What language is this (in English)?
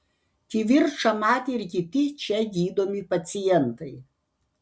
Lithuanian